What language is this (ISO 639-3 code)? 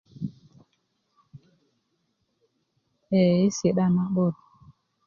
ukv